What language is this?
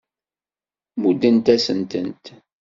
Kabyle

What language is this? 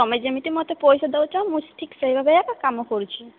Odia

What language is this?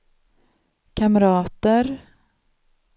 Swedish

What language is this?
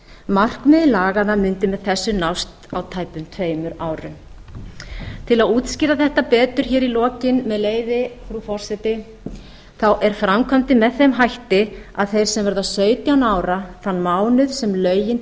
Icelandic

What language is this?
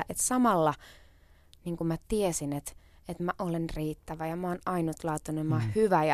Finnish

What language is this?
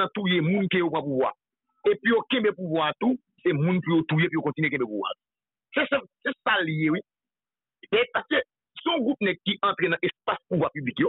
French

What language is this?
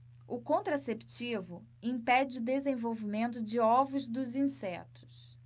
Portuguese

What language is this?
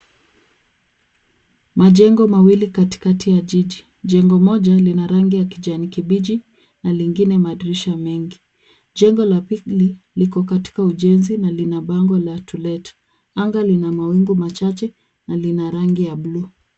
Swahili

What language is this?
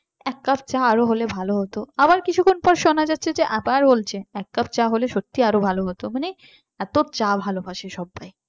Bangla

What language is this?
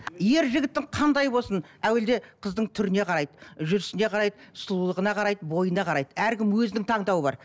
Kazakh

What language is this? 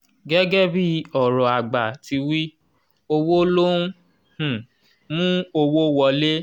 Yoruba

